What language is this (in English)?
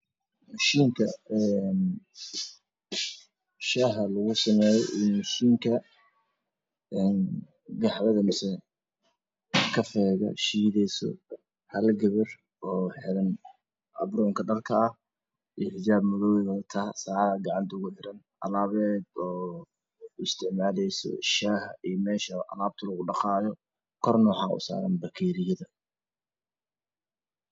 Somali